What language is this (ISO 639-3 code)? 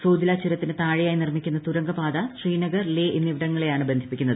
mal